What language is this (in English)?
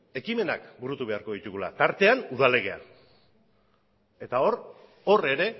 Basque